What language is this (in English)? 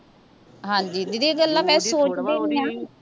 Punjabi